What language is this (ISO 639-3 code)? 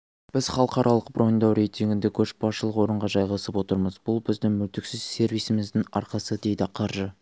kaz